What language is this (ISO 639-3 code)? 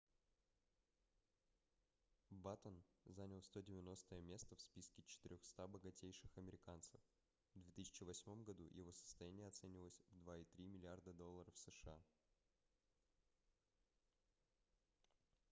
rus